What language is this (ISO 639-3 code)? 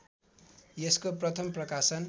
nep